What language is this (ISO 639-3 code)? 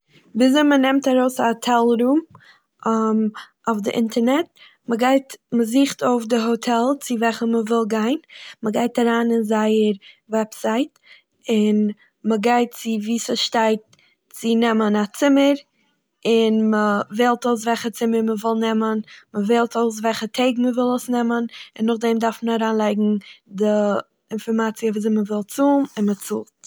yid